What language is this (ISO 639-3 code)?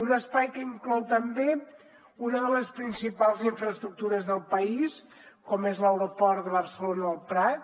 cat